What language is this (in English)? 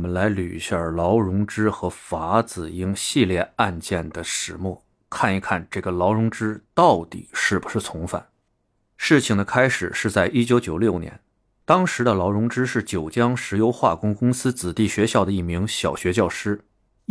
Chinese